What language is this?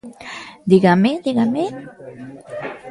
Galician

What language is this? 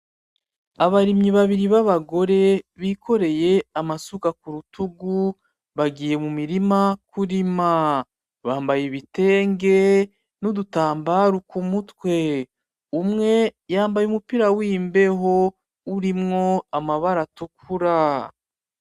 Rundi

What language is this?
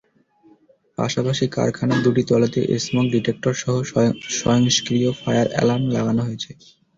Bangla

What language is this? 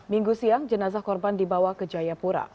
Indonesian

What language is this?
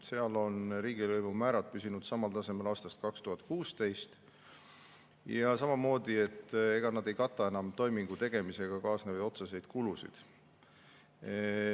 Estonian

